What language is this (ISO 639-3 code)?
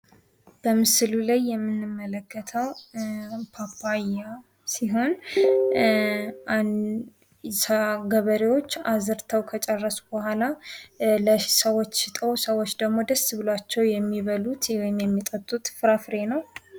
amh